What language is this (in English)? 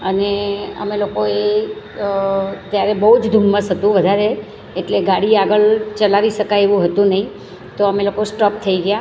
Gujarati